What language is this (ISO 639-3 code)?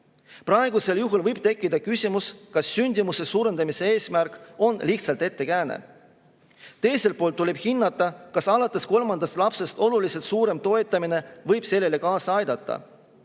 est